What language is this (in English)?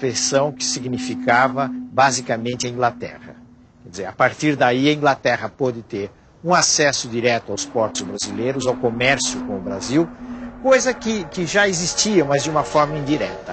Portuguese